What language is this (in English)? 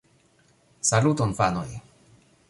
Esperanto